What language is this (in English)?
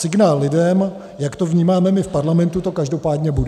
Czech